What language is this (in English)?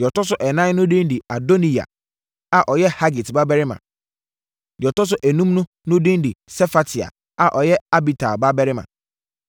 Akan